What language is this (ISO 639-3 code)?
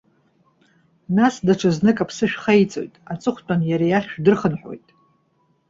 abk